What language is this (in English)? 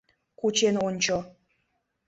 Mari